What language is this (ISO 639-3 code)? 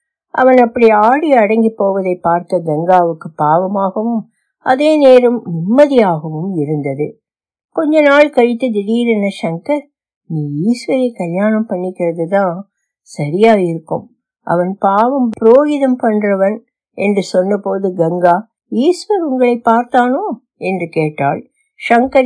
tam